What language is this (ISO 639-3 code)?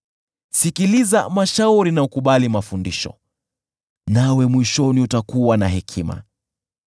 swa